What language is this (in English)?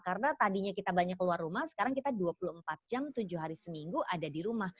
Indonesian